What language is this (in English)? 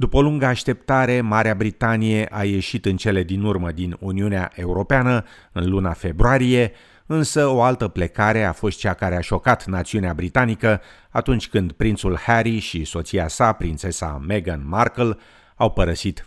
Romanian